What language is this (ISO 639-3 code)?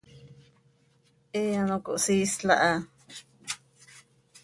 sei